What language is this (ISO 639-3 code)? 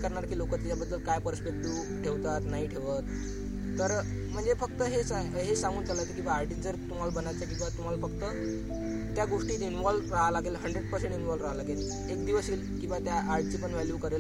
mar